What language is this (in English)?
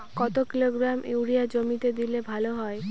Bangla